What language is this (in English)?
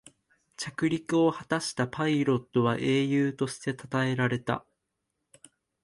Japanese